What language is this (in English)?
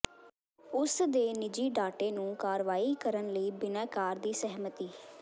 Punjabi